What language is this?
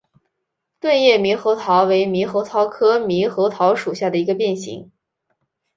Chinese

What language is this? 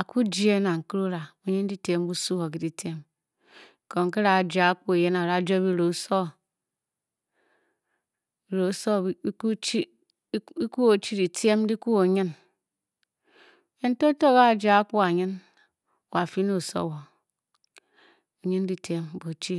Bokyi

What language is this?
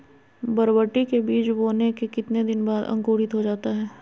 Magahi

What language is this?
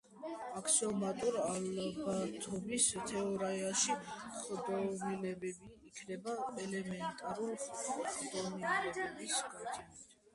Georgian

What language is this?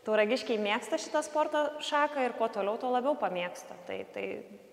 Lithuanian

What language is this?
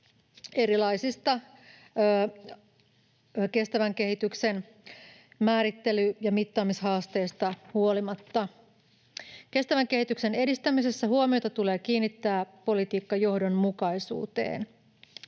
Finnish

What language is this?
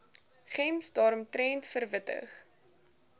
Afrikaans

